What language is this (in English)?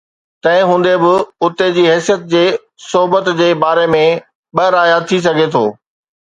Sindhi